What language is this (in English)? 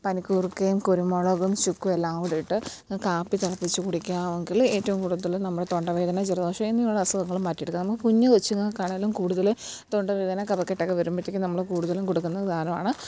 Malayalam